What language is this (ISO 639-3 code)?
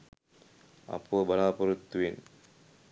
sin